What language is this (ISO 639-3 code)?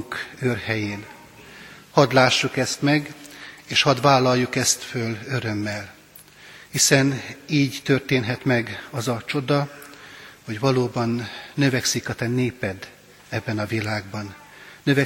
hun